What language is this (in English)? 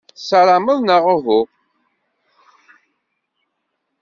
Kabyle